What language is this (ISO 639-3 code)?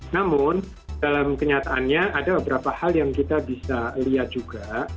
ind